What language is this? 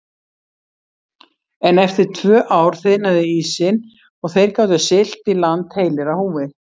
Icelandic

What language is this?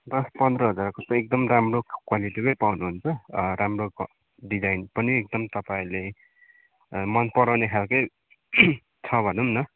Nepali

